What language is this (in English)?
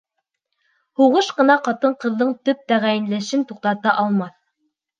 Bashkir